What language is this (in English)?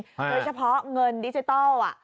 Thai